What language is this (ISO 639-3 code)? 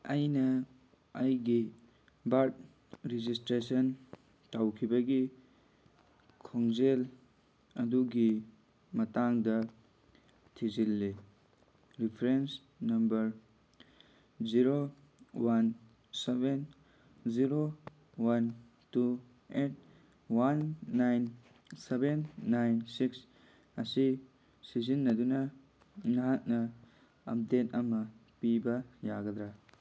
mni